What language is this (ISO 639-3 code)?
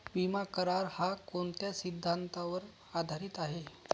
mar